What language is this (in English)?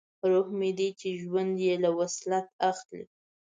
Pashto